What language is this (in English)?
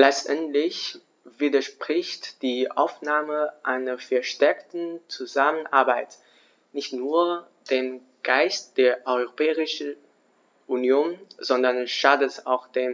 German